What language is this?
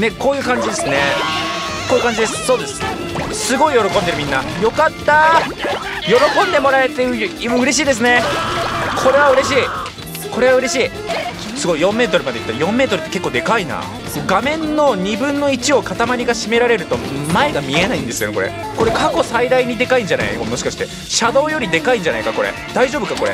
Japanese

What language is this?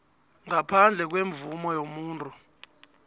South Ndebele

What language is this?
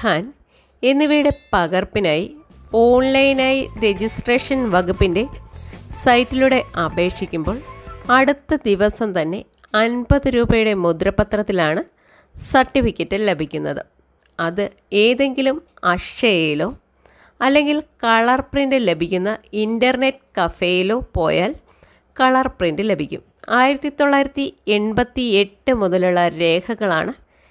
Malayalam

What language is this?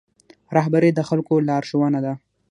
Pashto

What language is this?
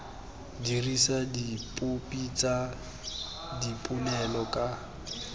Tswana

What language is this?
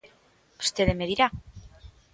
Galician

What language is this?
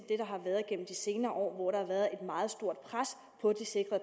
Danish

